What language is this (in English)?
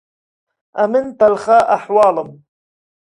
Central Kurdish